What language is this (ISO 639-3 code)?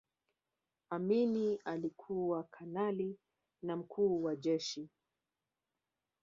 swa